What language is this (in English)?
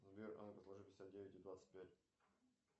Russian